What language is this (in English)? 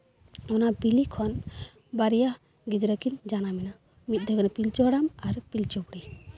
Santali